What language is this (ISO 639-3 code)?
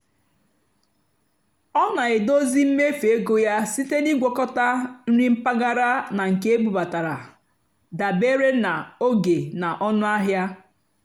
ibo